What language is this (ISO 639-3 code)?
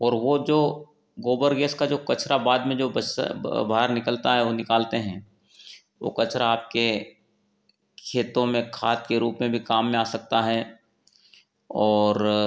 hin